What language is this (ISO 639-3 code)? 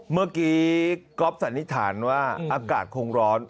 tha